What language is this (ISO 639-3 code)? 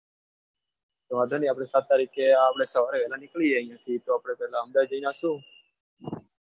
guj